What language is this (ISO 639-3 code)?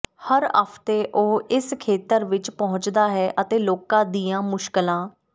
pan